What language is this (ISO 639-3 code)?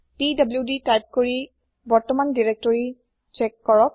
asm